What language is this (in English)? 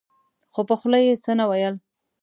Pashto